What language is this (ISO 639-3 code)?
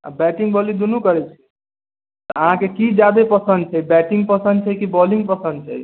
mai